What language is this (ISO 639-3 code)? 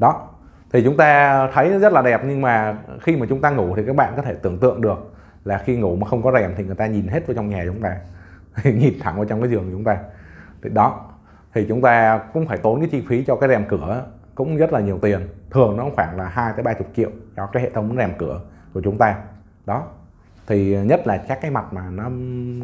vie